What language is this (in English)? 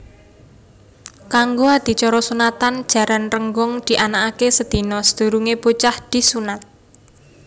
Javanese